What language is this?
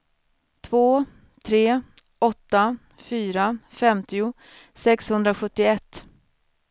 Swedish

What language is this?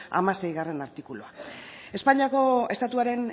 Basque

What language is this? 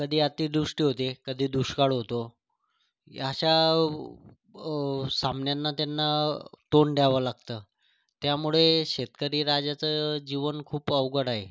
Marathi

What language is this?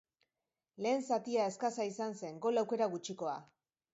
Basque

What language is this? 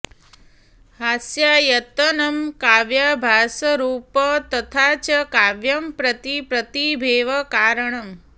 Sanskrit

